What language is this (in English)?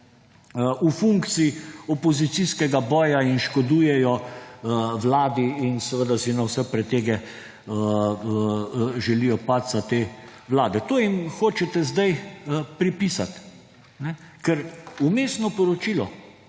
Slovenian